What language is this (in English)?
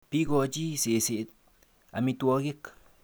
Kalenjin